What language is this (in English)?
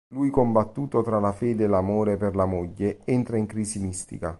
Italian